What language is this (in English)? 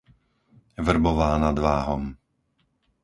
Slovak